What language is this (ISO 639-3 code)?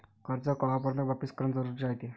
mar